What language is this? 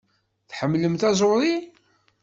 Kabyle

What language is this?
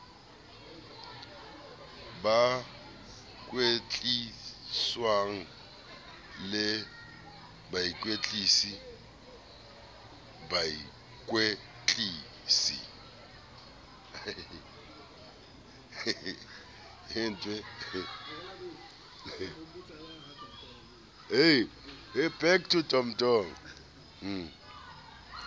Southern Sotho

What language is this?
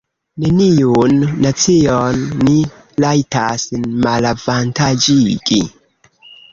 Esperanto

